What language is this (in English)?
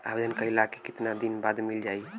Bhojpuri